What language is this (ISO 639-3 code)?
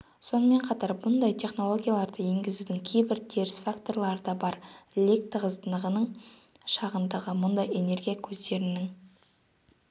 kaz